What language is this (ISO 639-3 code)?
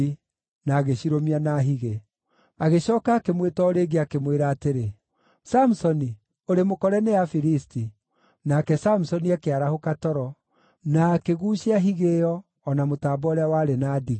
kik